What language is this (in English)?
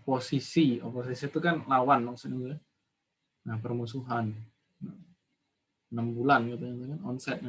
Indonesian